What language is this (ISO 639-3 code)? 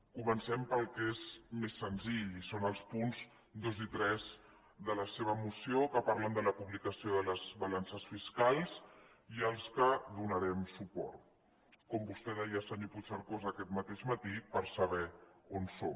cat